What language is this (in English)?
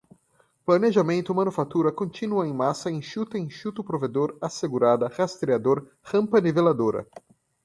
Portuguese